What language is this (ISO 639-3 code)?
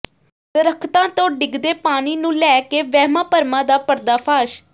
pan